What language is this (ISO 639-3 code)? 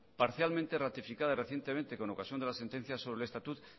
spa